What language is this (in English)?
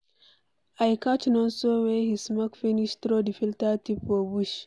Nigerian Pidgin